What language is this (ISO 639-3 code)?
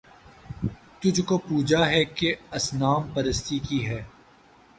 urd